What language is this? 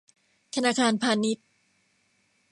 Thai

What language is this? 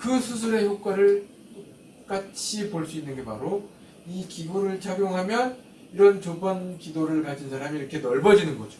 Korean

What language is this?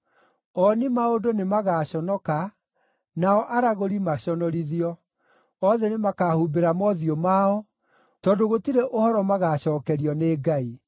Kikuyu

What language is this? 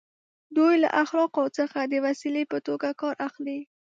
Pashto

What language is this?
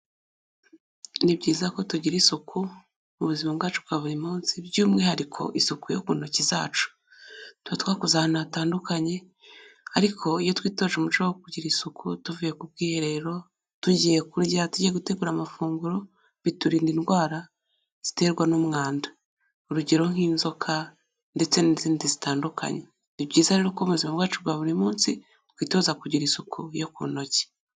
Kinyarwanda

